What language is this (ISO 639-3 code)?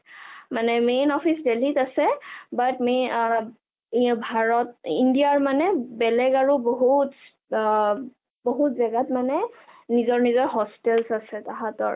asm